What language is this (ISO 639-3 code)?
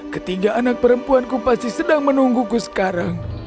ind